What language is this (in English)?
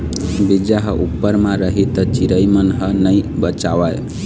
Chhattisgarhi